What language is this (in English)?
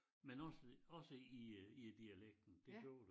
Danish